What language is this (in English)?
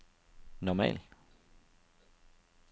Danish